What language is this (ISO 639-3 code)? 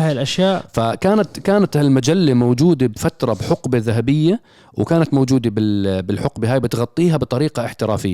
ara